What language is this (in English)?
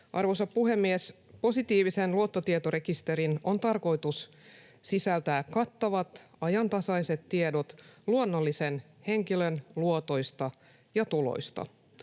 Finnish